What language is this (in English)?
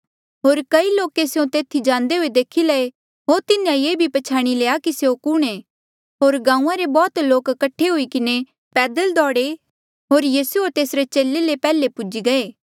Mandeali